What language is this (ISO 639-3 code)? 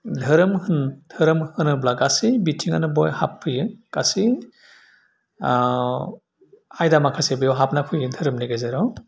brx